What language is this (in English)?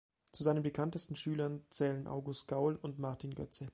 German